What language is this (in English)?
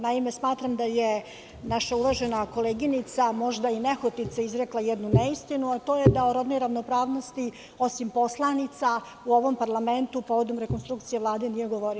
Serbian